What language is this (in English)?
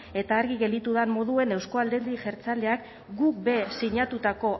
Basque